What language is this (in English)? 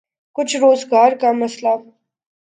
Urdu